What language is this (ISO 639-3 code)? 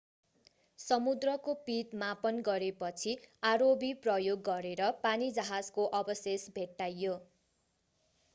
nep